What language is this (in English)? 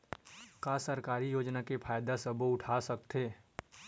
Chhattisgarhi